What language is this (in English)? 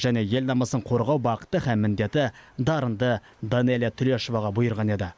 Kazakh